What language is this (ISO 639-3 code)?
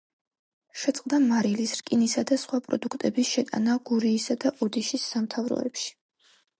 kat